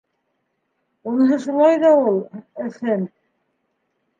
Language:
Bashkir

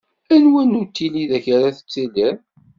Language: Kabyle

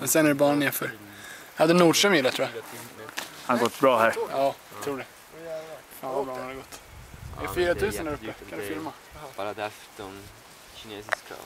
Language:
Swedish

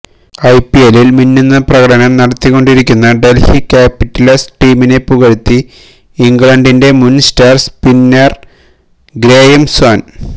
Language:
Malayalam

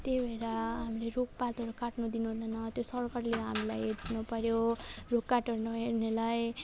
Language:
Nepali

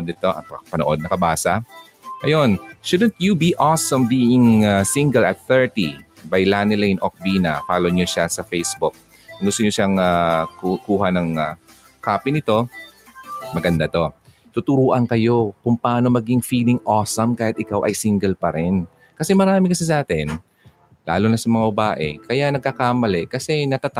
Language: Filipino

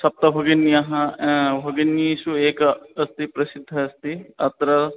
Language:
Sanskrit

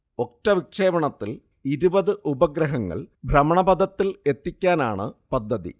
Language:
Malayalam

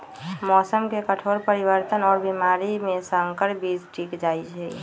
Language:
Magahi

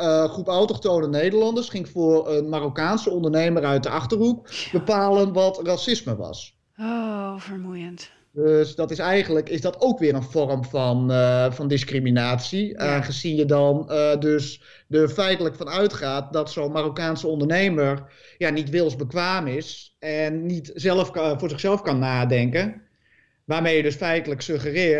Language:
Dutch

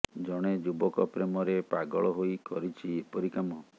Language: Odia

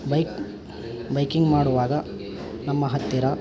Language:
Kannada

